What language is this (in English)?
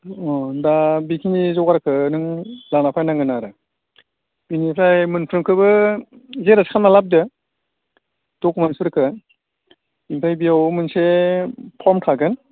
Bodo